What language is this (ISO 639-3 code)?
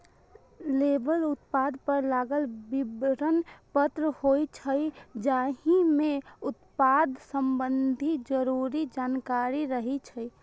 mai